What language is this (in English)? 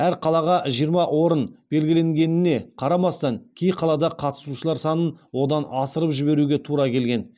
Kazakh